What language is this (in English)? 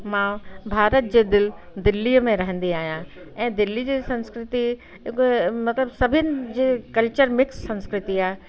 Sindhi